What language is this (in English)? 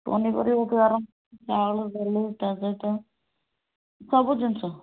Odia